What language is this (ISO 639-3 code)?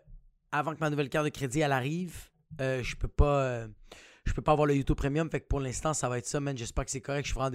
fra